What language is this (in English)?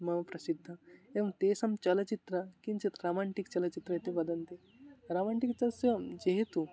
Sanskrit